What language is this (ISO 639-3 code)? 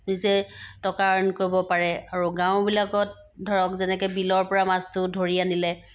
asm